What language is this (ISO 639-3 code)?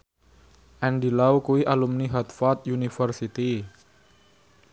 jav